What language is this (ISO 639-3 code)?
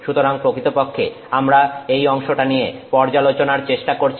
ben